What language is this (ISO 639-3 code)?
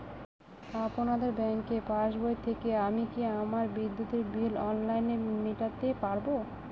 ben